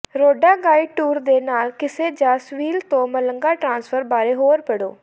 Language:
Punjabi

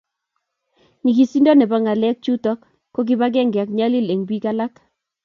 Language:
Kalenjin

